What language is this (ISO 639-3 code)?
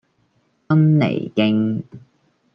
yue